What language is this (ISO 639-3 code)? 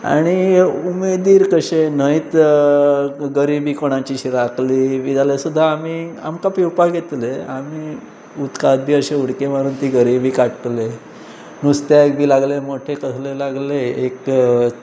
kok